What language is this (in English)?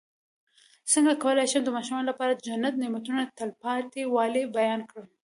Pashto